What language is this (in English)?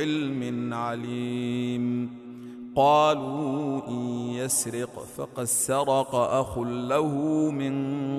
Arabic